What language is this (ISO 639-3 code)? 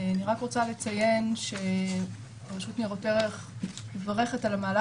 heb